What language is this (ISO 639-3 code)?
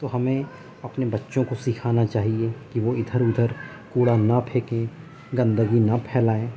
urd